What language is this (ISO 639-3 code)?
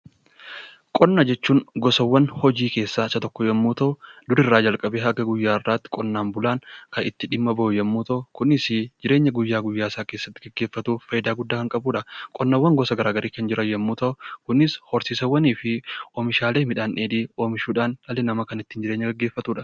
orm